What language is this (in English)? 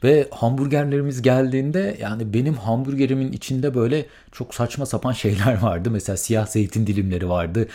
Turkish